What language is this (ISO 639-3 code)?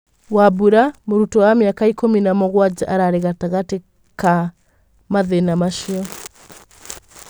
kik